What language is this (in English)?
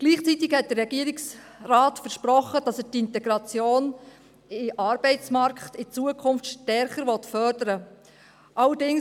Swiss German